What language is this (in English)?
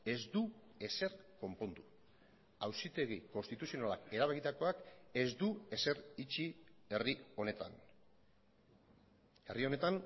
Basque